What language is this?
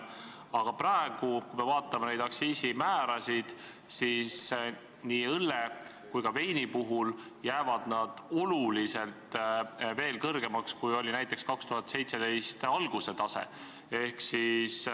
Estonian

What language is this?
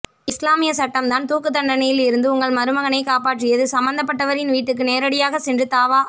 Tamil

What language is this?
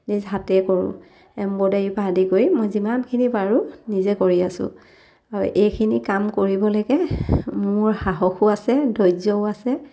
Assamese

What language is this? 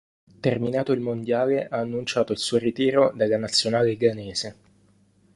Italian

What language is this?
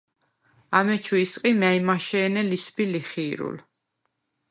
Svan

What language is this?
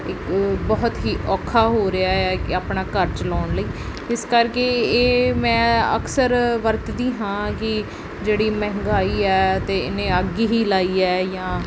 Punjabi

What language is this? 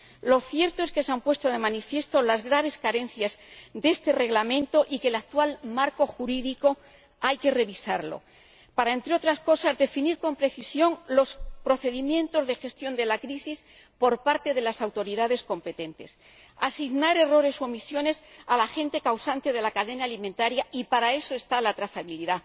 Spanish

